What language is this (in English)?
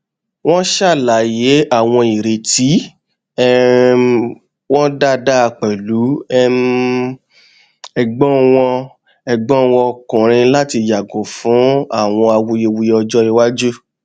Yoruba